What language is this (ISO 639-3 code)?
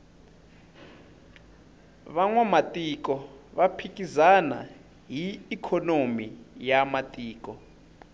tso